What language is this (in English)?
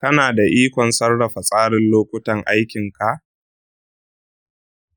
Hausa